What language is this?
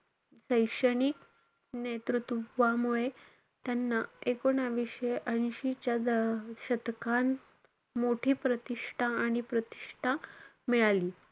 Marathi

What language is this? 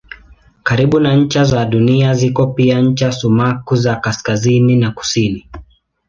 Swahili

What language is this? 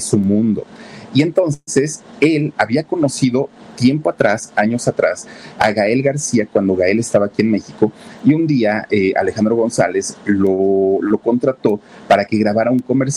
Spanish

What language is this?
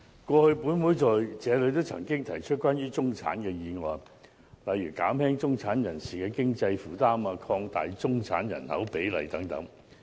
Cantonese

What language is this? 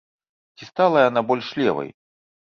Belarusian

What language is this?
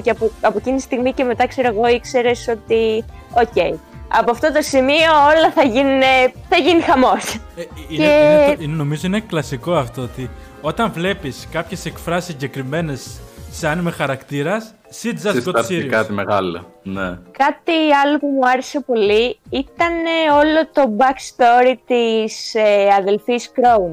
Greek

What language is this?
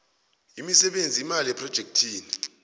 South Ndebele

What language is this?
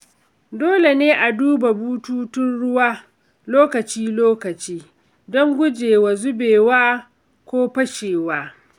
Hausa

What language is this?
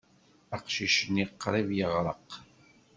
Kabyle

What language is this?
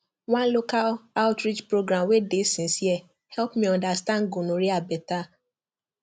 Nigerian Pidgin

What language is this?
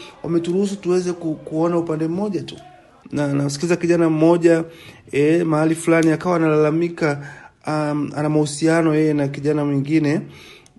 Swahili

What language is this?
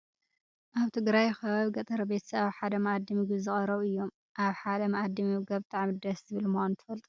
Tigrinya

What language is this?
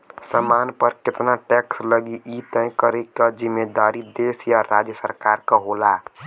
Bhojpuri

